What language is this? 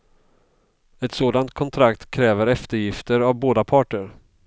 Swedish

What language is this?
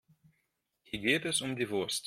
German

